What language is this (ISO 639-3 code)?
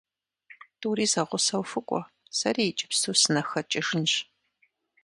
kbd